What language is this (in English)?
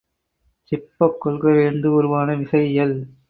Tamil